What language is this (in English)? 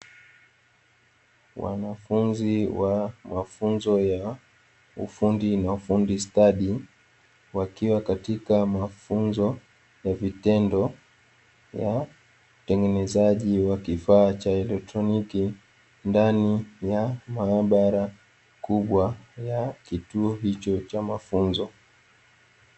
Swahili